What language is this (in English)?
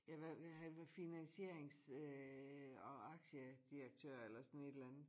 Danish